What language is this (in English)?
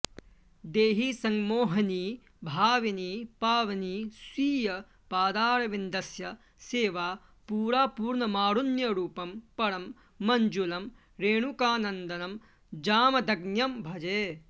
Sanskrit